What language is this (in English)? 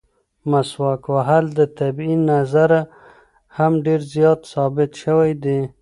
Pashto